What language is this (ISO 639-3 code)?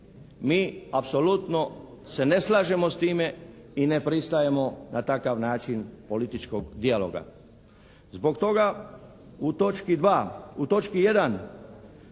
hrv